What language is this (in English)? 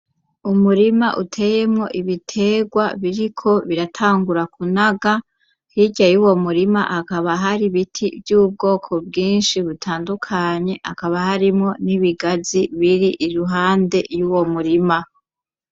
Rundi